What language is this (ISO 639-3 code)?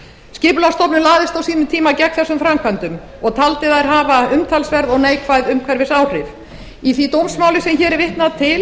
isl